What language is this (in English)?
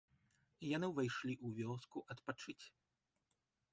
Belarusian